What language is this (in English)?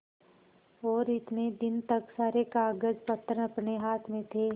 Hindi